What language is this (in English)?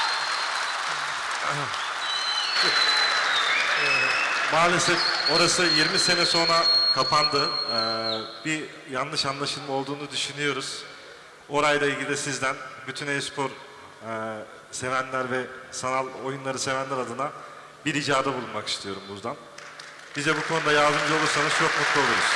Turkish